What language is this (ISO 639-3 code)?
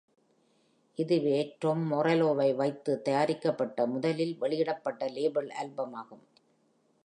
tam